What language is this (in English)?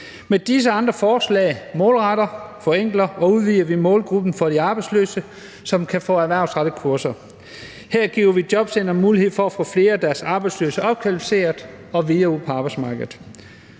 Danish